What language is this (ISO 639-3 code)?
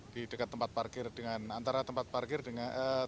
ind